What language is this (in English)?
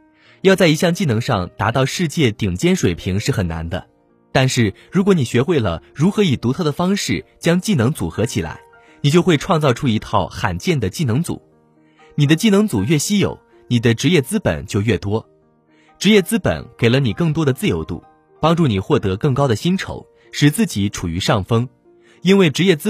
Chinese